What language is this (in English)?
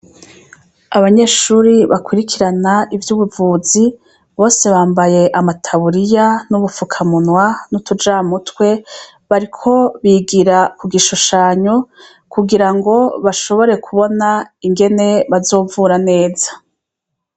Rundi